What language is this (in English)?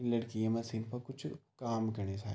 Garhwali